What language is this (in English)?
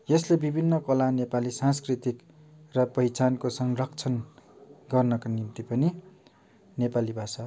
Nepali